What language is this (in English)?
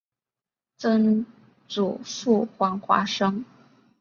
Chinese